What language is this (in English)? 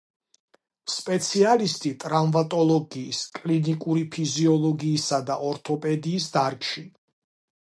Georgian